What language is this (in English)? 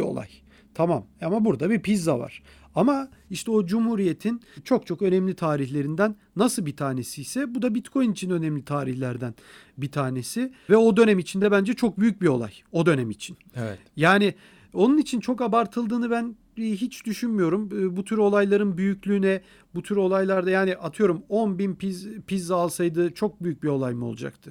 Turkish